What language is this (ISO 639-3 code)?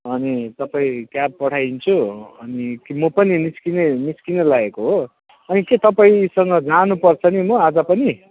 nep